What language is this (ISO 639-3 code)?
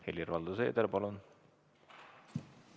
est